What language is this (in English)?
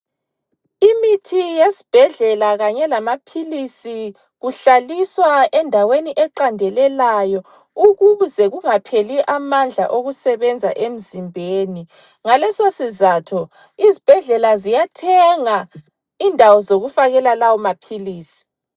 North Ndebele